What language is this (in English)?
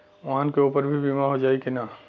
Bhojpuri